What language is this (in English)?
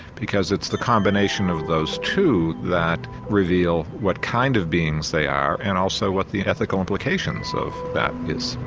English